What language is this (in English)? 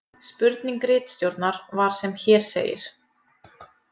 Icelandic